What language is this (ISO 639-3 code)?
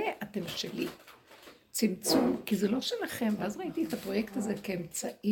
heb